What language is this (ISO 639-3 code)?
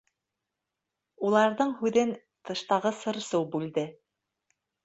bak